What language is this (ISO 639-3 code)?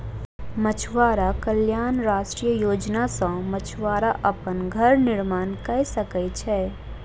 mai